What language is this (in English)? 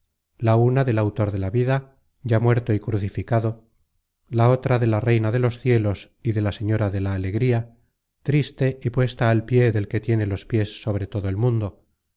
Spanish